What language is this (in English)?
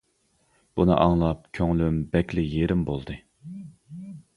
Uyghur